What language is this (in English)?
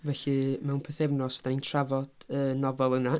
Welsh